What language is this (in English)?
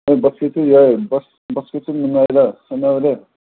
Manipuri